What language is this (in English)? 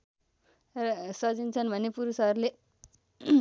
Nepali